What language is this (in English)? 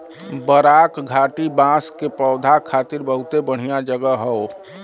Bhojpuri